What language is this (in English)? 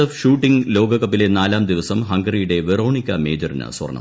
Malayalam